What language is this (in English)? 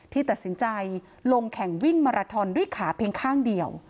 Thai